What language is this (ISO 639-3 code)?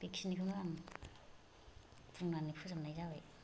brx